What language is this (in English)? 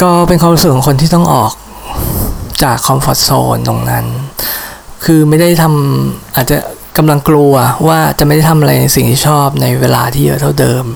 Thai